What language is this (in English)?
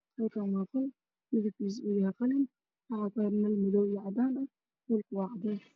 Somali